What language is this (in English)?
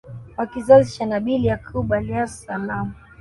Swahili